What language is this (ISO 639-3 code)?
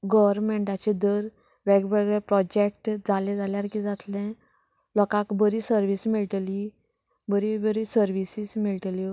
kok